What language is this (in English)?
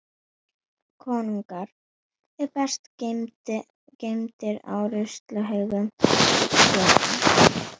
Icelandic